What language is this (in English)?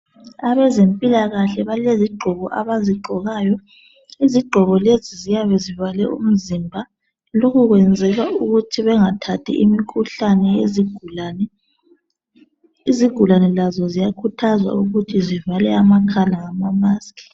North Ndebele